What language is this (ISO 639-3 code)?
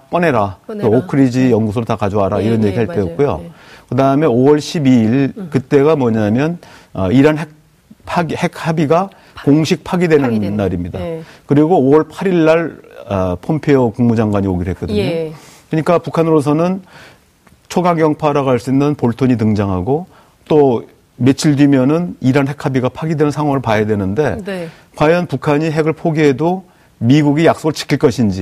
kor